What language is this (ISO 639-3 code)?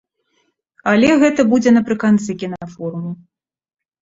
bel